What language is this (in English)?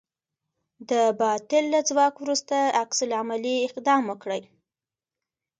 Pashto